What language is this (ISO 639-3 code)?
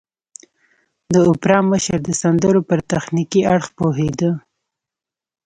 pus